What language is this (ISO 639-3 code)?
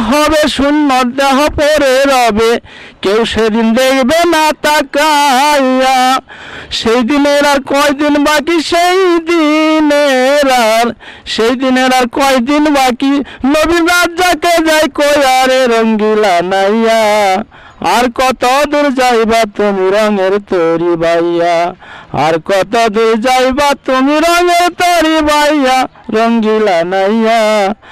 tur